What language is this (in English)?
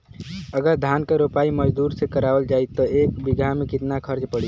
Bhojpuri